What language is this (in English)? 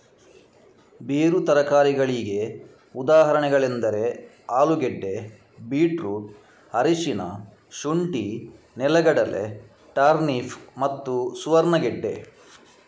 Kannada